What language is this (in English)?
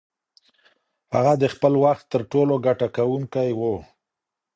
Pashto